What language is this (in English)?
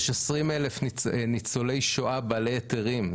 Hebrew